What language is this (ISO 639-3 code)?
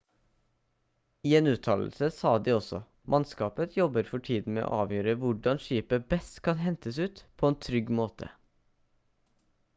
nob